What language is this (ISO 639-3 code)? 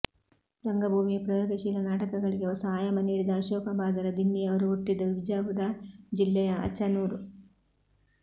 kan